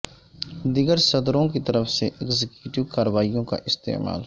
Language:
Urdu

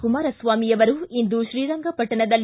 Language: Kannada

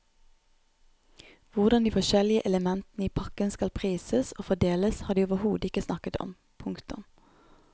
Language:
Norwegian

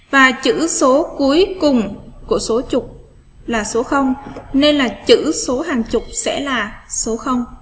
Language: Vietnamese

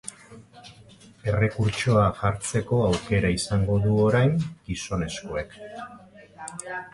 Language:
Basque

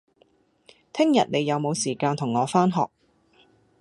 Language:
Cantonese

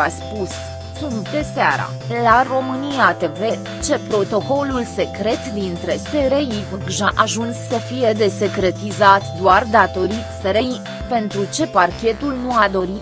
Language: Romanian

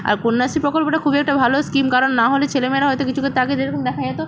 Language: Bangla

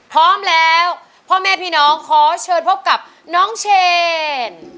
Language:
Thai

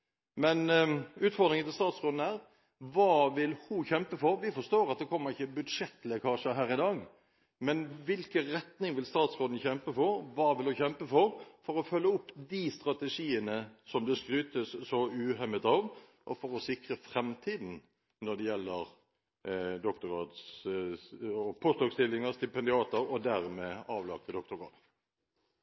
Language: Norwegian Bokmål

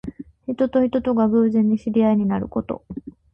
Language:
Japanese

